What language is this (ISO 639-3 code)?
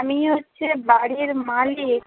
ben